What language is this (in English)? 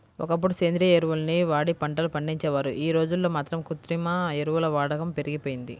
Telugu